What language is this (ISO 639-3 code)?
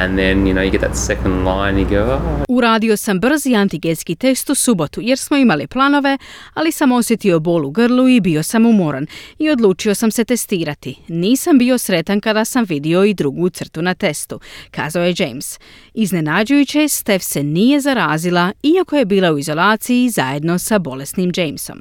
hrv